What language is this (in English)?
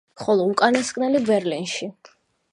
Georgian